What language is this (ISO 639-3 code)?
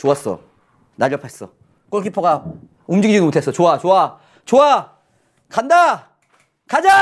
kor